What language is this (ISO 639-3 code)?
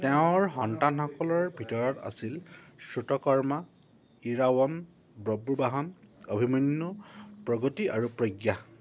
asm